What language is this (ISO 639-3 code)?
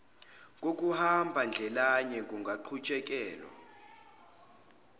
zul